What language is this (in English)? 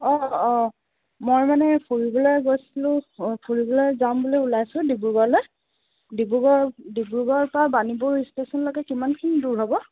Assamese